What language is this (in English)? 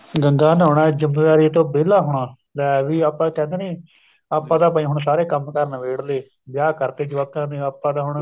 Punjabi